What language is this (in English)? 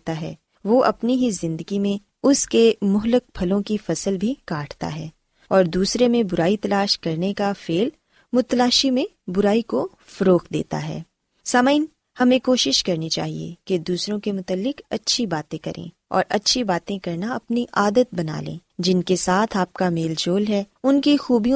Urdu